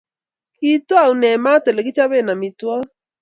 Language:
Kalenjin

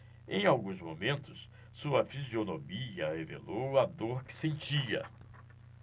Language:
Portuguese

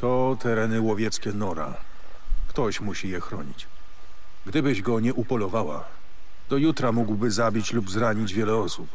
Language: Polish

